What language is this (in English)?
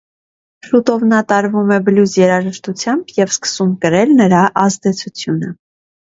Armenian